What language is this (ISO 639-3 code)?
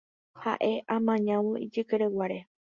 grn